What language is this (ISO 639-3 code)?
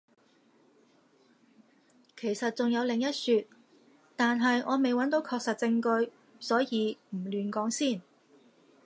yue